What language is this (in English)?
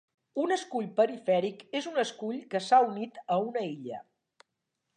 Catalan